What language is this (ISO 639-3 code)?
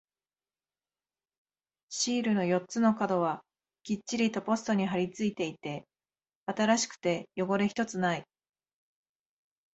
jpn